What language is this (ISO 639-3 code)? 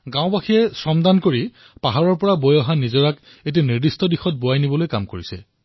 asm